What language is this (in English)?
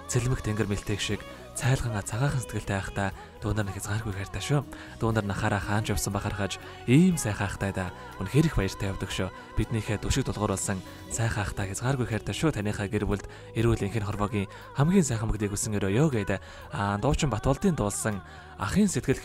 Arabic